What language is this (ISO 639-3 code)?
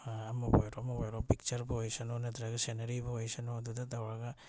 mni